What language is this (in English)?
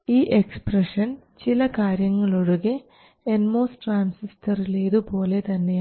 Malayalam